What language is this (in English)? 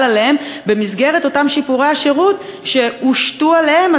Hebrew